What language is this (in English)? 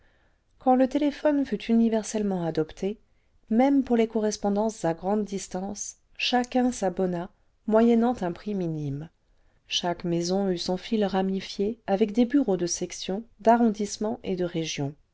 French